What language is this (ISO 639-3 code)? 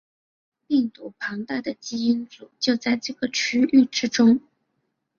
zho